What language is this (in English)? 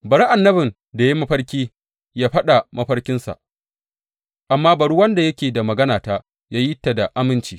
Hausa